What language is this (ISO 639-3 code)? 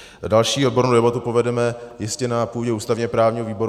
ces